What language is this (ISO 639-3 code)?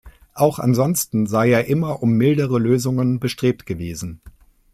deu